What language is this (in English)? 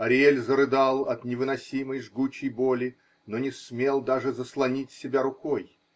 Russian